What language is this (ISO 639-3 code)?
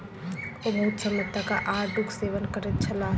mai